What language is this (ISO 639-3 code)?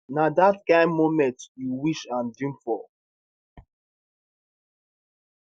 pcm